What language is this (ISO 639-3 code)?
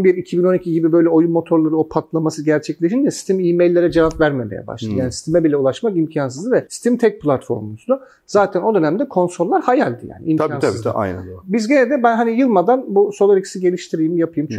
tur